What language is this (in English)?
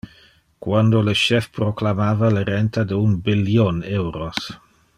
Interlingua